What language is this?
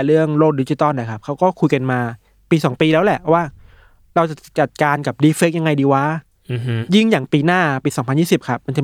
Thai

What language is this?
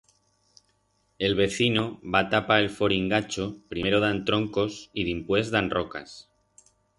Aragonese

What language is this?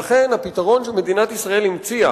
Hebrew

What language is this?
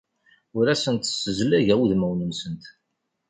Kabyle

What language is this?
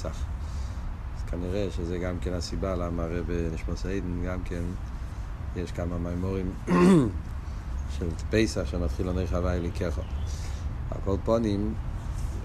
Hebrew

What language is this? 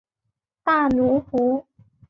Chinese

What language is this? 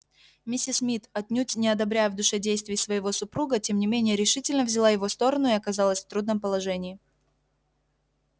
Russian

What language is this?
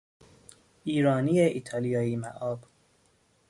Persian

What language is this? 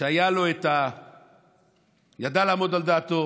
Hebrew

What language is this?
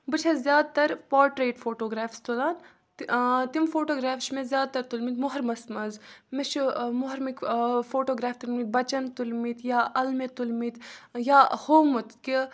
Kashmiri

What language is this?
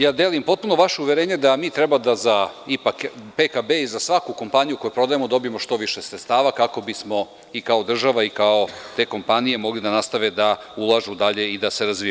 Serbian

